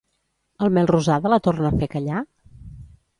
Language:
Catalan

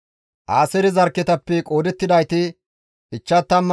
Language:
Gamo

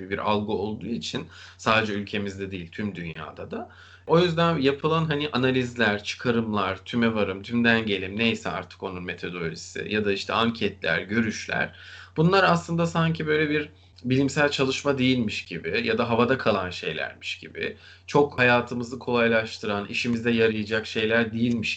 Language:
Turkish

